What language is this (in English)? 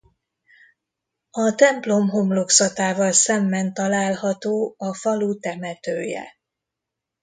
Hungarian